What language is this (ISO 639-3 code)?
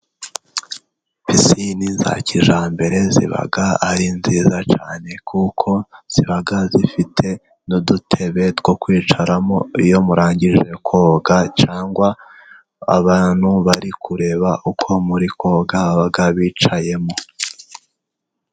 kin